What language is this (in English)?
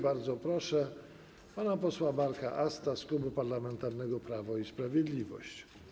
Polish